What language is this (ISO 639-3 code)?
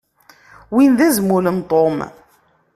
kab